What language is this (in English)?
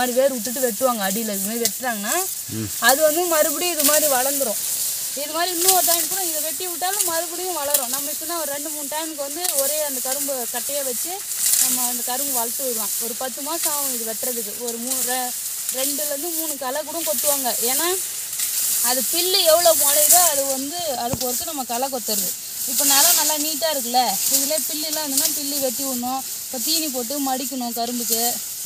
Hindi